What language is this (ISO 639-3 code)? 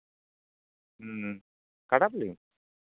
sat